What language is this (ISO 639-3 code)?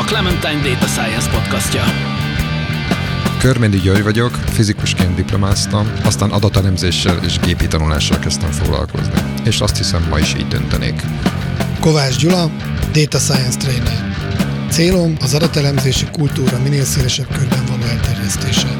hun